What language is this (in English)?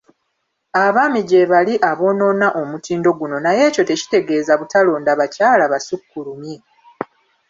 Ganda